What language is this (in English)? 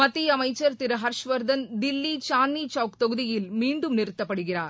Tamil